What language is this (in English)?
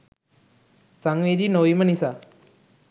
Sinhala